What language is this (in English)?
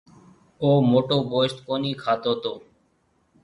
Marwari (Pakistan)